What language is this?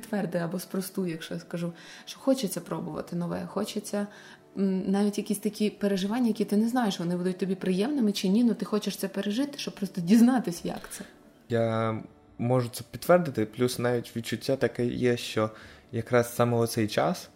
Ukrainian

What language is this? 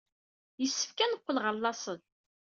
Kabyle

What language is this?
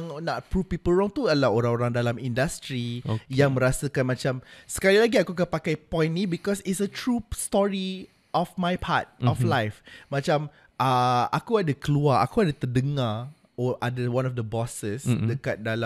Malay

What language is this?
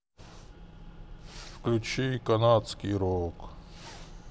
Russian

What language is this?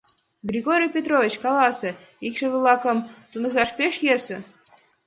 Mari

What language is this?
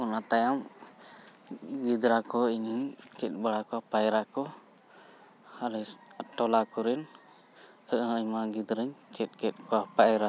Santali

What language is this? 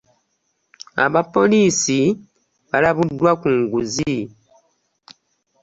Ganda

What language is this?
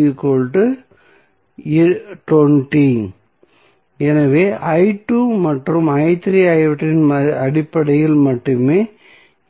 Tamil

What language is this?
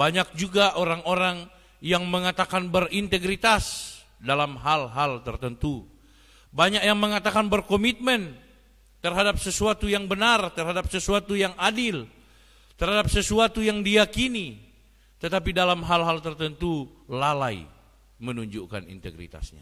Indonesian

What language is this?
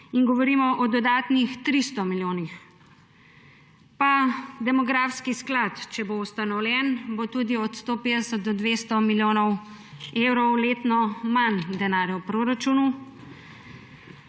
Slovenian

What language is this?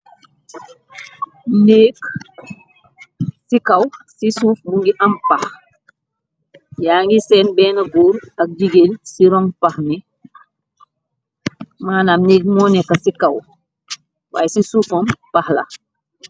Wolof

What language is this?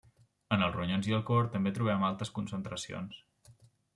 Catalan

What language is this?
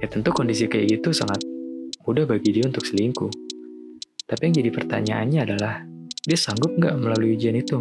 Indonesian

